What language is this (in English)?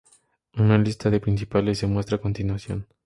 Spanish